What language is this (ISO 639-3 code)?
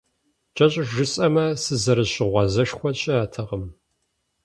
kbd